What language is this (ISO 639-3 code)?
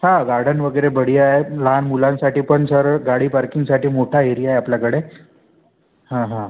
mar